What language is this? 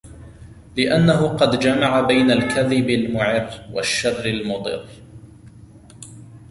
Arabic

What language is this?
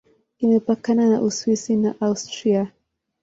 Swahili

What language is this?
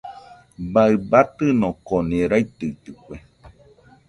Nüpode Huitoto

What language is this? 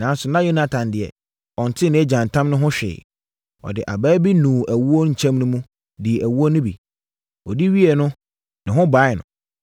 Akan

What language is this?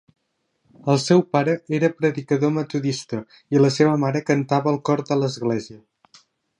Catalan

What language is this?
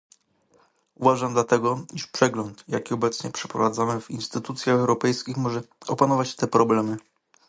Polish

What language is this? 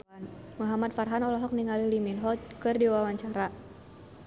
Sundanese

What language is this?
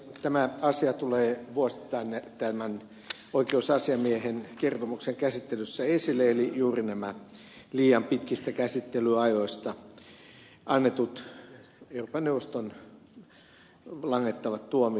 Finnish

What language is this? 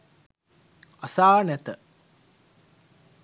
Sinhala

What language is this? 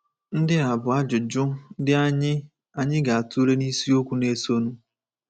Igbo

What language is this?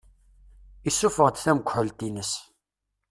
Kabyle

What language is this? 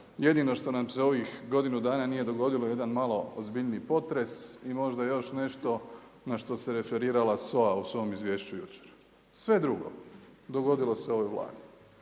Croatian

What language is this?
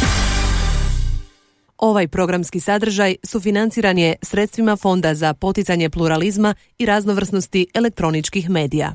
Croatian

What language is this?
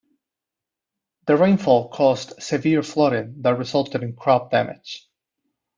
English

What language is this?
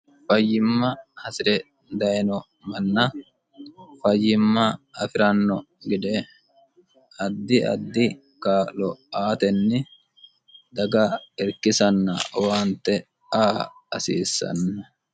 Sidamo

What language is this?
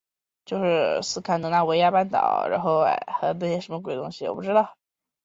Chinese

